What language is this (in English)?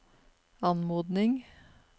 Norwegian